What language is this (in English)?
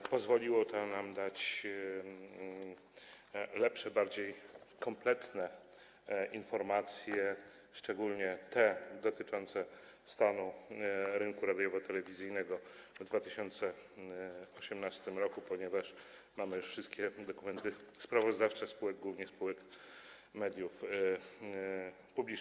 Polish